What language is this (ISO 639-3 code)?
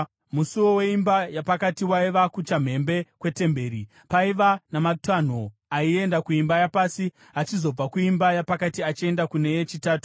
sna